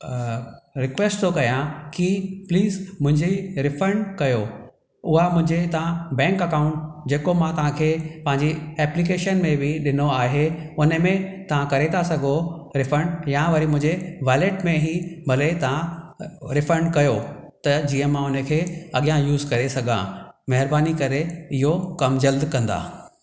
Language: Sindhi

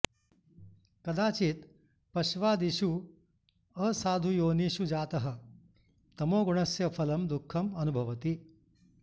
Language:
Sanskrit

